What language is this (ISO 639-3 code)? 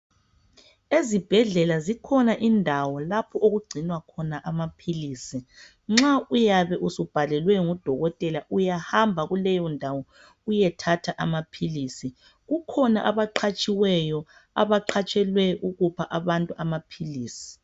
nde